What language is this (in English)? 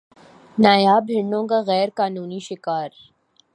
Urdu